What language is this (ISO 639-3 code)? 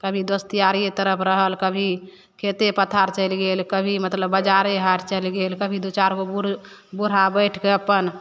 mai